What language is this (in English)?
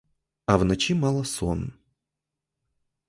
Ukrainian